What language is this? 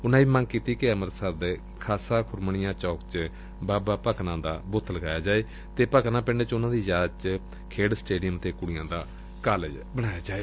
Punjabi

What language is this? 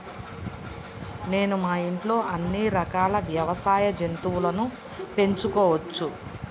Telugu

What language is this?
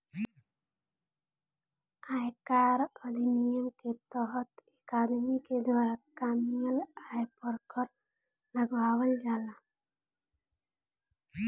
Bhojpuri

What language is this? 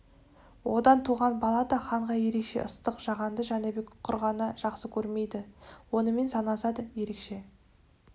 Kazakh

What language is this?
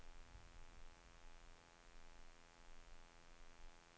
Danish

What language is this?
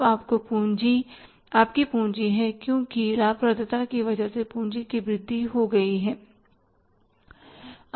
Hindi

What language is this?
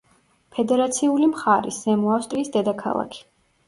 Georgian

